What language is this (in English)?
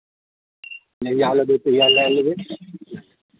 Maithili